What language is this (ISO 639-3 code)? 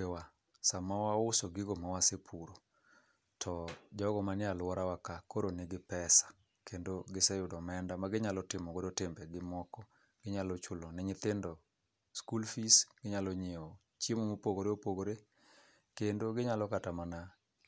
luo